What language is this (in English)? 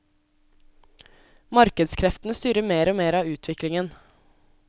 Norwegian